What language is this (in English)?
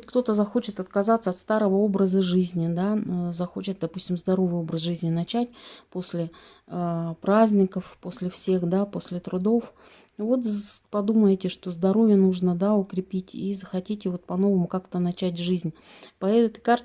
Russian